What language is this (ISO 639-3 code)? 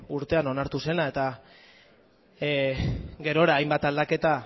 eus